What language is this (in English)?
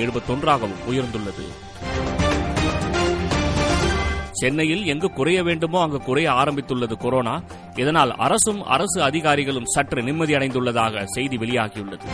Tamil